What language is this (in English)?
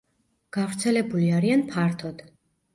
Georgian